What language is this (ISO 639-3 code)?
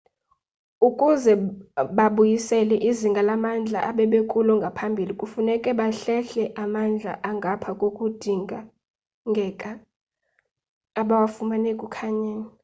xho